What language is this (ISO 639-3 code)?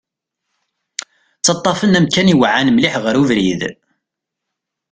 kab